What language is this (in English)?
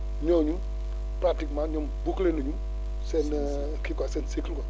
Wolof